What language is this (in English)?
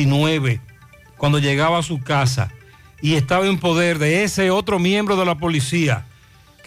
Spanish